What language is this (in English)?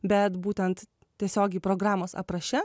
Lithuanian